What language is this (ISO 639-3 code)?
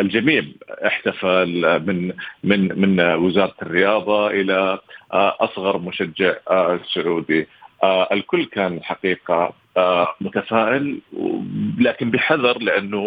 ara